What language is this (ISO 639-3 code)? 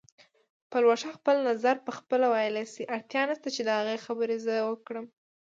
pus